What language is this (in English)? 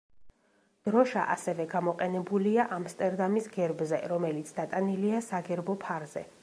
Georgian